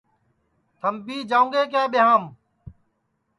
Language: Sansi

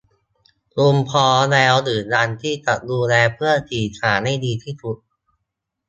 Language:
Thai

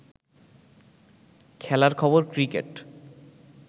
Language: Bangla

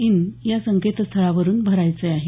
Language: Marathi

